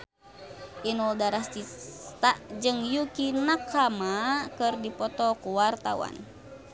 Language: Sundanese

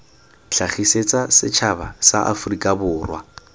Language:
Tswana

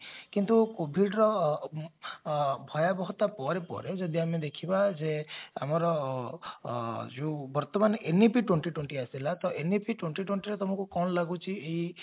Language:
Odia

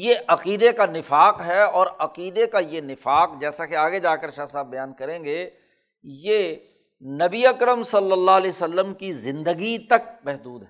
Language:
Urdu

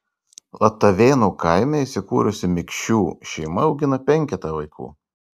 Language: Lithuanian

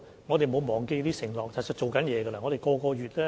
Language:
Cantonese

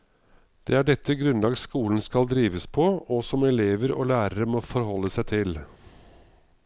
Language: Norwegian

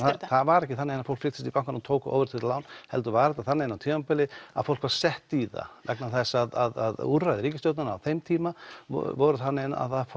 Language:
Icelandic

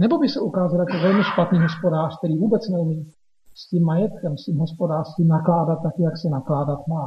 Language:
Czech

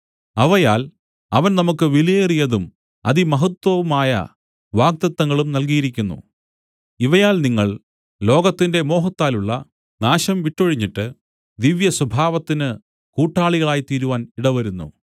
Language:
Malayalam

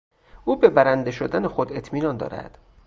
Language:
Persian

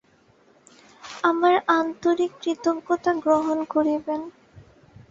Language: Bangla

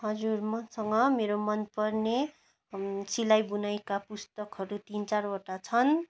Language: Nepali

